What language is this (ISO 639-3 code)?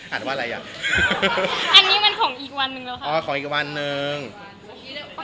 tha